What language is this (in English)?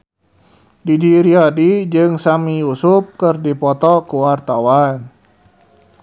Sundanese